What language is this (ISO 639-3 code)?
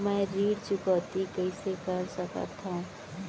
hne